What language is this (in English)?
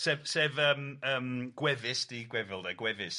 Welsh